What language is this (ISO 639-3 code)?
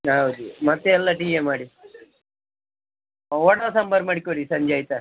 kan